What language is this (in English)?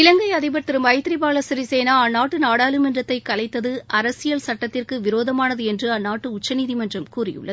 Tamil